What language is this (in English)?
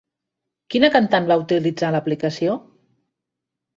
Catalan